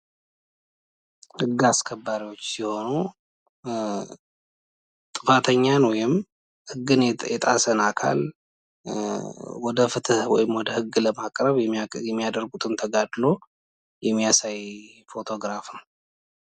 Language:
Amharic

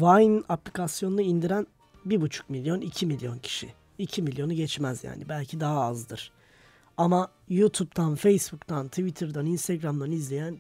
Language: Turkish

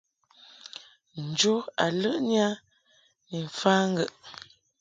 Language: Mungaka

